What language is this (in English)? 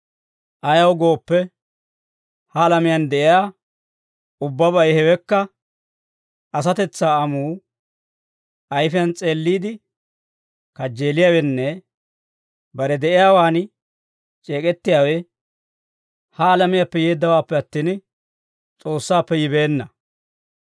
Dawro